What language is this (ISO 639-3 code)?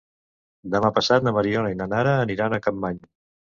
cat